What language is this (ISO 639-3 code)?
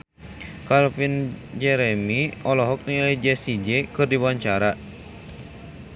sun